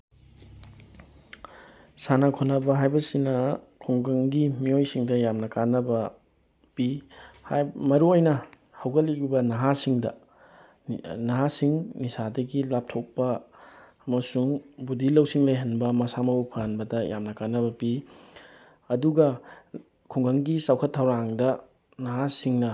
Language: Manipuri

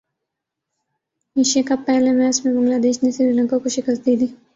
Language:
Urdu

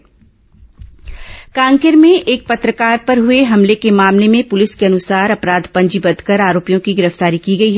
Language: Hindi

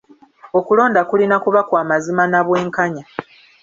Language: Ganda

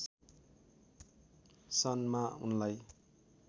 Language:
Nepali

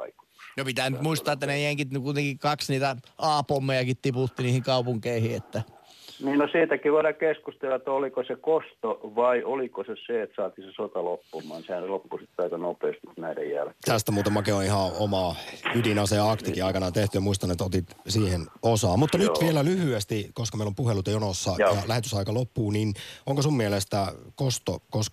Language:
Finnish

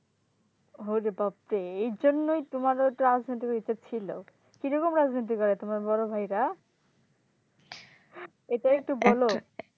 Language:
Bangla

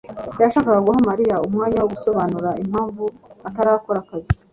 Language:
Kinyarwanda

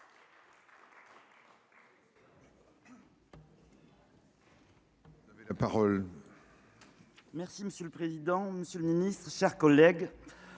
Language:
French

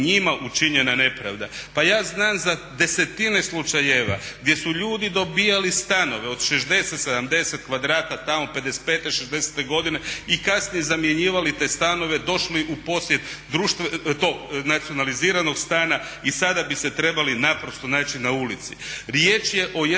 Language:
Croatian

